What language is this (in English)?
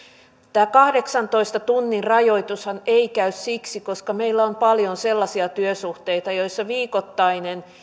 Finnish